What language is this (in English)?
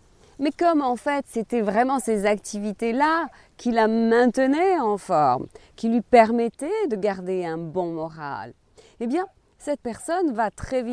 French